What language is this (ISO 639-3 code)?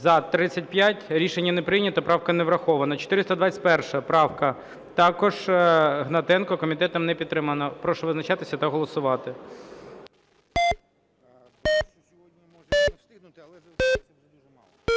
ukr